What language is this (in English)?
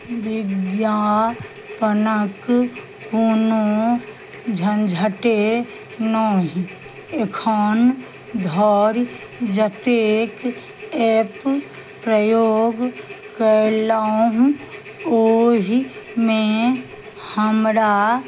Maithili